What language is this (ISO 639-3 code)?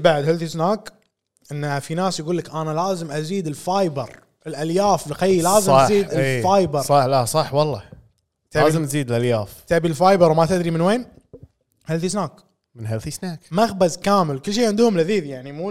ara